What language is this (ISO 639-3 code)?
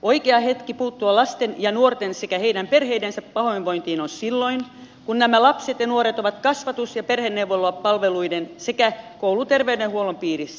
fin